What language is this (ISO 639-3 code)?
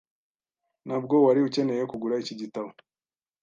kin